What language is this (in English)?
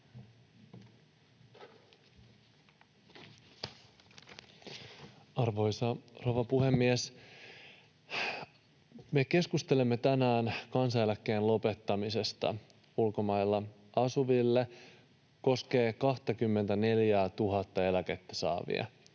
Finnish